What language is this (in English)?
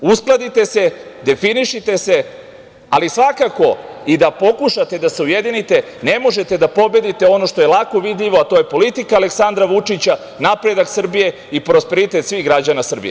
Serbian